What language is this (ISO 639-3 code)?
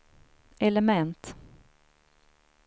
swe